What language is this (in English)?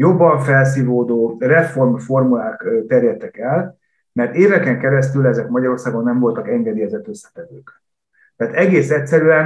Hungarian